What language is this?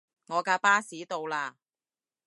Cantonese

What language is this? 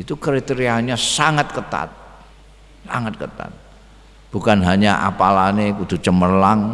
Indonesian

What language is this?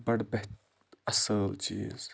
Kashmiri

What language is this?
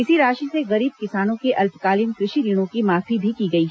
Hindi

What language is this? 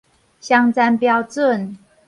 Min Nan Chinese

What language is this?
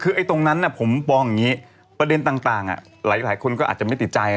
Thai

